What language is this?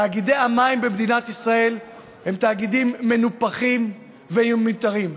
Hebrew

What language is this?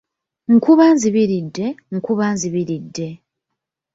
Ganda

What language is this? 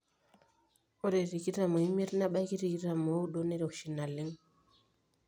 Masai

